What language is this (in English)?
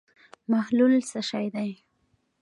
Pashto